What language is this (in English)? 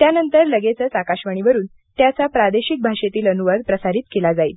Marathi